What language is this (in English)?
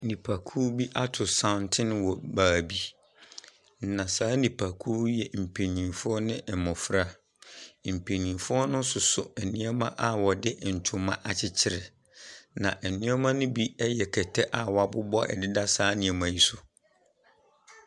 Akan